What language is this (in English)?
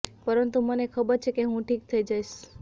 Gujarati